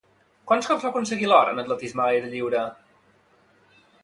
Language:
Catalan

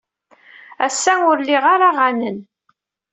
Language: Kabyle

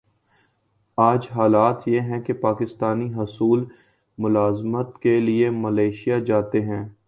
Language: Urdu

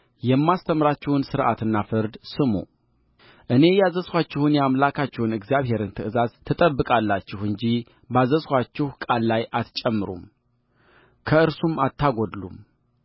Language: Amharic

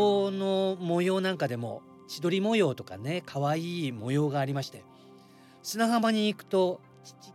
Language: Japanese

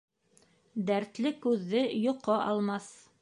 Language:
Bashkir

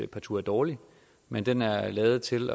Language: Danish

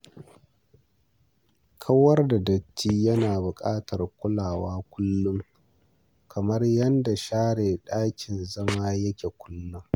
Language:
Hausa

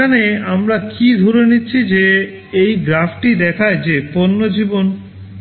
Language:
Bangla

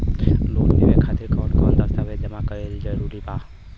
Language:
Bhojpuri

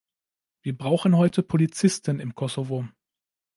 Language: German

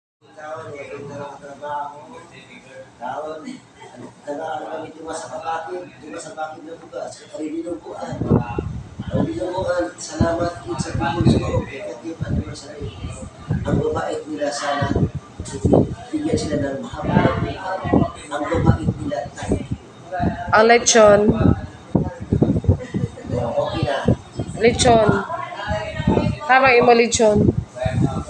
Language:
Filipino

